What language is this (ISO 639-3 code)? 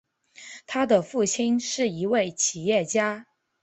zho